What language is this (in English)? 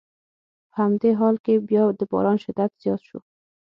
Pashto